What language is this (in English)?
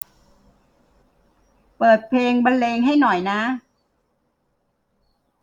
Thai